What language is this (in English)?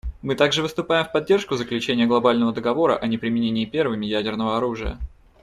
Russian